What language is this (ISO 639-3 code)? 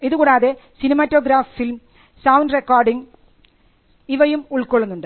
mal